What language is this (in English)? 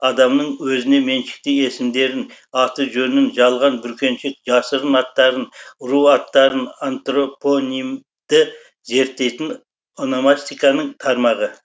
Kazakh